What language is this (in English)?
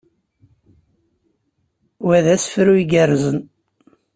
Kabyle